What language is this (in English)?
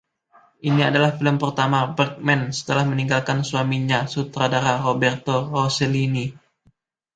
Indonesian